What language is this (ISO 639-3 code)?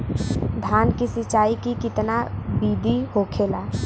bho